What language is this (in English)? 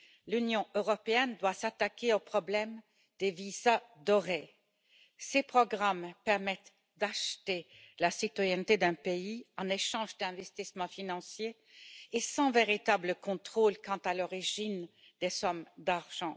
French